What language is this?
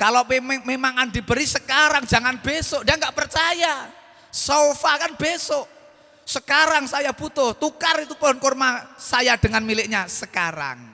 Indonesian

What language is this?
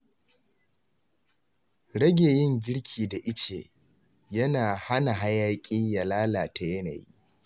Hausa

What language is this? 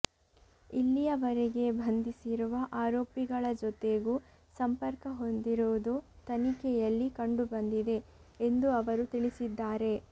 Kannada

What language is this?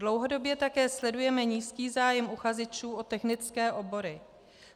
Czech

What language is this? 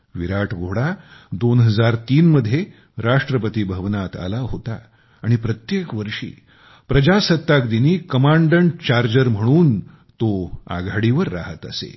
Marathi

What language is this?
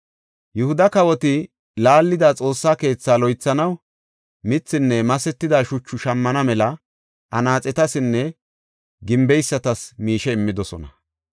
Gofa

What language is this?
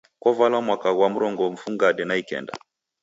Taita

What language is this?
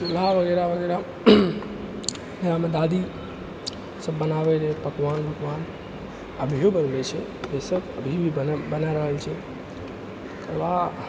Maithili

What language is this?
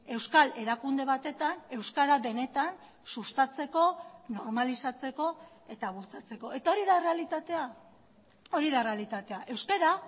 Basque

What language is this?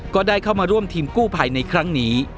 Thai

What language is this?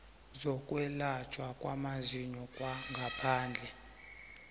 South Ndebele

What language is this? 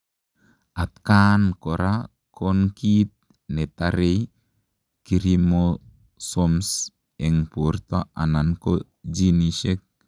Kalenjin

